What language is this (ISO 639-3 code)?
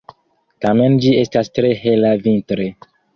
epo